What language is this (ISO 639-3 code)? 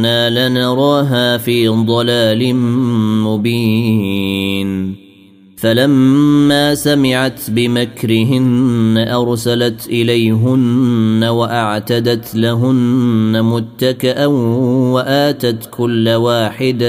ara